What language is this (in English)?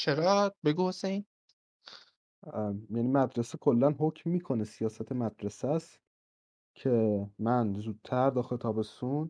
Persian